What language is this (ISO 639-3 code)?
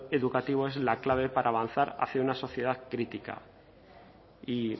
spa